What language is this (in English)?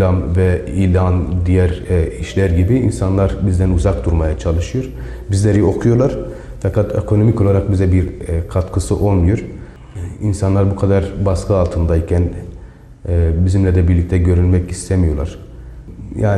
Turkish